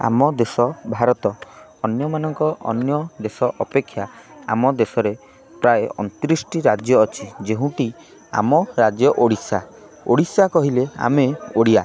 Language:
Odia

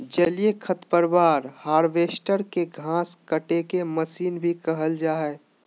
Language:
Magahi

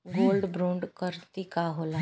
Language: Bhojpuri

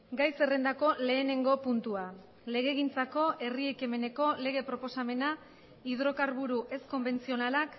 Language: Basque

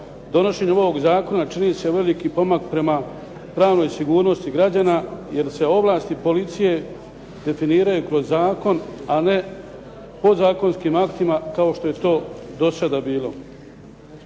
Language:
Croatian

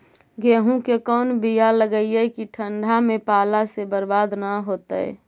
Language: Magahi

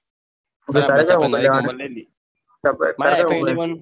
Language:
Gujarati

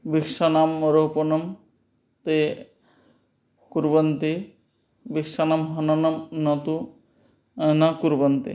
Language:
Sanskrit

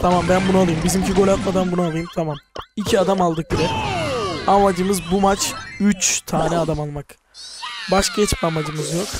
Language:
Turkish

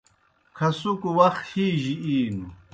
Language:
Kohistani Shina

